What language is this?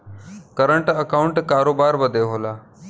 Bhojpuri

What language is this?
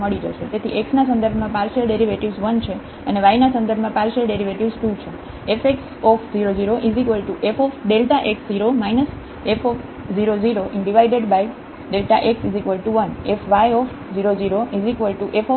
Gujarati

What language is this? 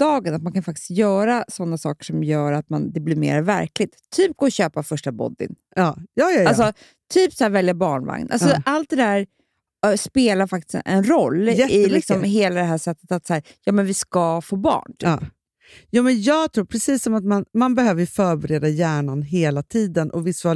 Swedish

